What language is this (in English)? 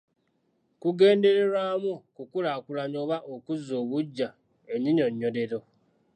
Ganda